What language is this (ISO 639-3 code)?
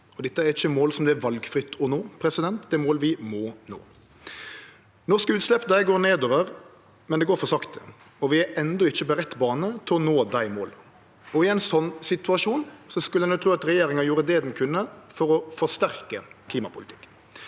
nor